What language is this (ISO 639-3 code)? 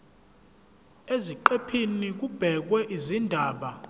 zul